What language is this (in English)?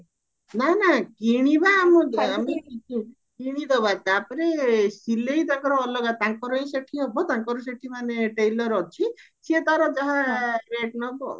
Odia